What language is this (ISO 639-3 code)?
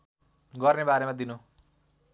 nep